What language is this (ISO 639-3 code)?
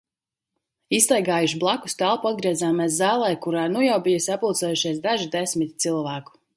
lav